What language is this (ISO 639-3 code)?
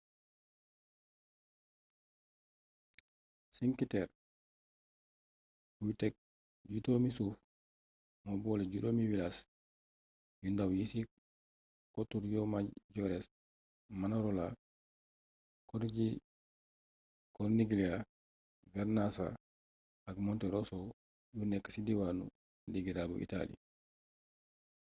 wol